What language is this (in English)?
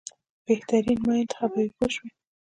Pashto